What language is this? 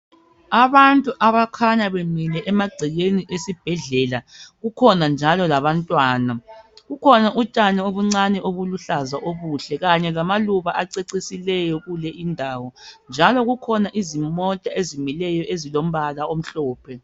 North Ndebele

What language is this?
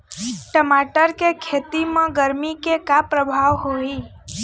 Chhattisgarhi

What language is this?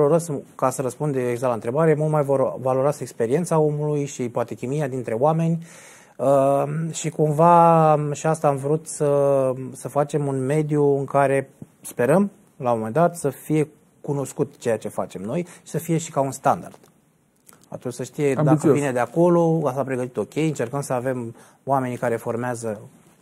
Romanian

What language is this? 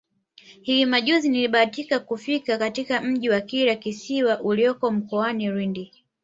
Swahili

